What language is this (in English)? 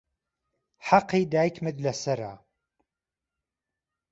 Central Kurdish